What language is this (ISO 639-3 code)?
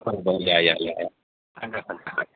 mar